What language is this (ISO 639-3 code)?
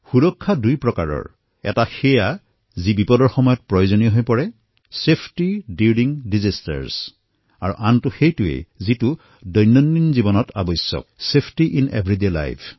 asm